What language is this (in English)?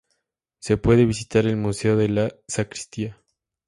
Spanish